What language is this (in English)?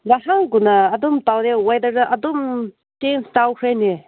Manipuri